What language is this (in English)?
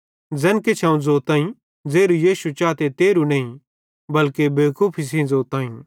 Bhadrawahi